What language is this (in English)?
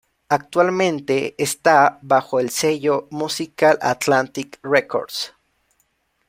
Spanish